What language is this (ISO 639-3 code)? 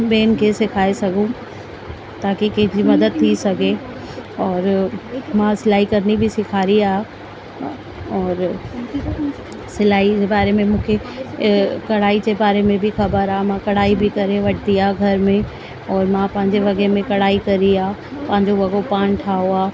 snd